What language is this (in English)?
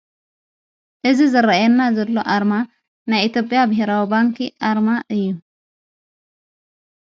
Tigrinya